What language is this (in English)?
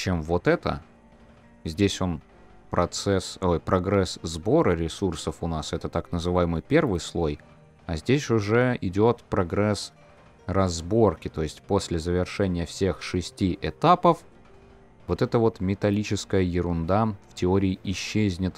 Russian